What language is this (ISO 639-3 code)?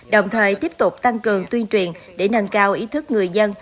vie